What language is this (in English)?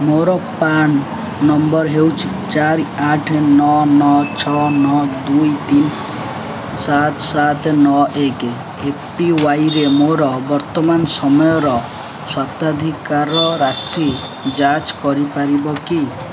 Odia